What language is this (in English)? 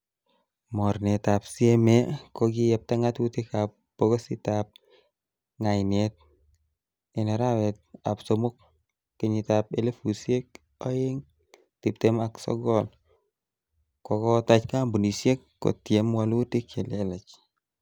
Kalenjin